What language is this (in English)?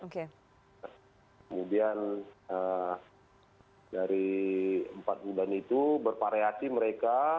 Indonesian